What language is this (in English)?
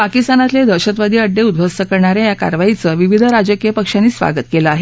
Marathi